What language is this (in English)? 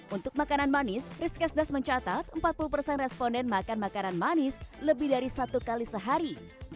Indonesian